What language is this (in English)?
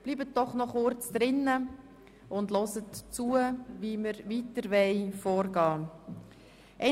Swiss German